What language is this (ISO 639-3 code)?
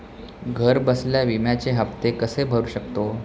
mar